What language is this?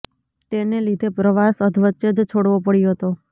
Gujarati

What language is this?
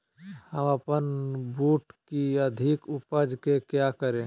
Magahi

